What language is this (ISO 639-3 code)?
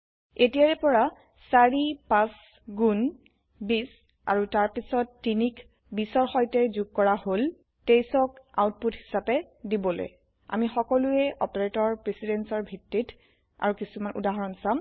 asm